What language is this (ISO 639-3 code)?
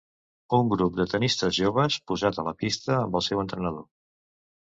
cat